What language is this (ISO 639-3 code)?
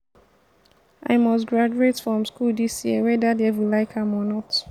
pcm